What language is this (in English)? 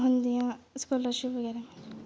Dogri